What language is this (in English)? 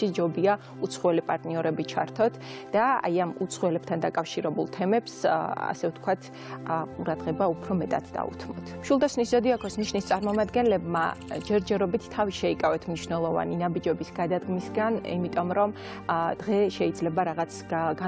Latvian